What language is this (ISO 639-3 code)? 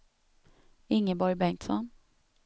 swe